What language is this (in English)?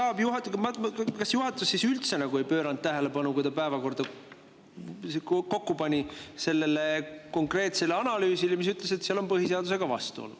Estonian